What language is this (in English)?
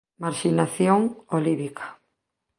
Galician